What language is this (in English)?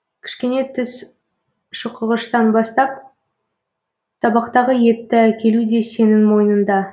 Kazakh